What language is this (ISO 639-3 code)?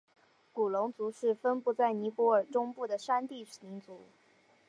zho